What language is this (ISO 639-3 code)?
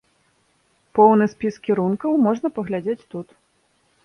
bel